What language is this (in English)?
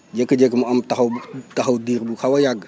Wolof